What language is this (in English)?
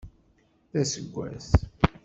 Kabyle